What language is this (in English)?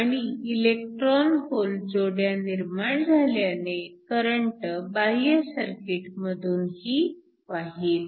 Marathi